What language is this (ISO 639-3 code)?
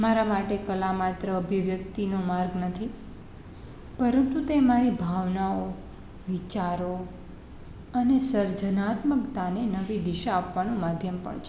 guj